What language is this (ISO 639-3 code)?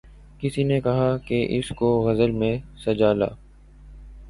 urd